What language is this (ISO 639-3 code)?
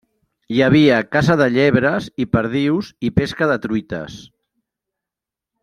cat